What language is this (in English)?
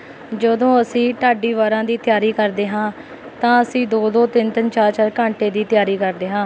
Punjabi